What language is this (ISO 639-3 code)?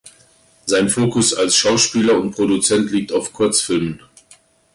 deu